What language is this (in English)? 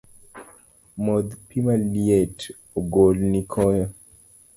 Luo (Kenya and Tanzania)